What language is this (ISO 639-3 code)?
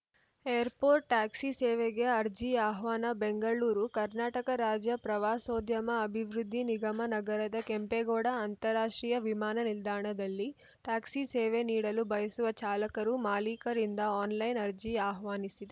kan